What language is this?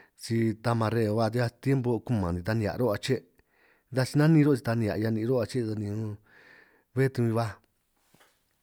San Martín Itunyoso Triqui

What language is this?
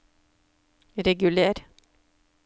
Norwegian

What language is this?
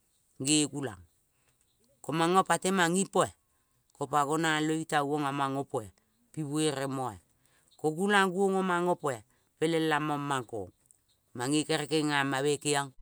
Kol (Papua New Guinea)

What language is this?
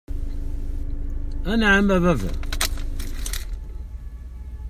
Kabyle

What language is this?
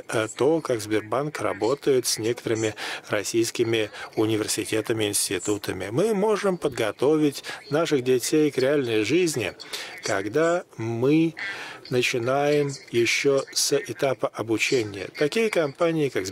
Russian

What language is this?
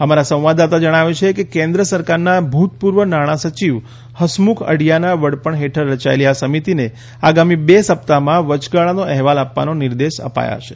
Gujarati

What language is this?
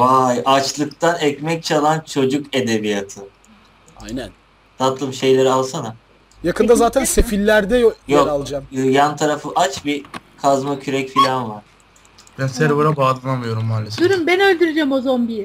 Turkish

